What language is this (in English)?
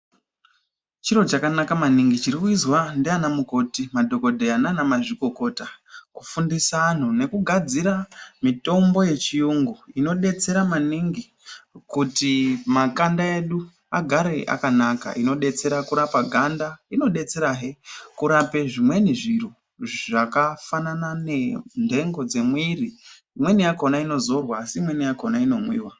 Ndau